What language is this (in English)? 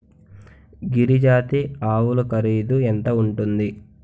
Telugu